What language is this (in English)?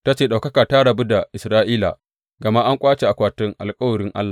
Hausa